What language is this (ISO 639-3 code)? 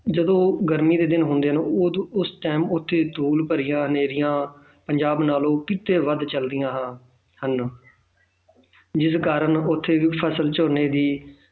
pan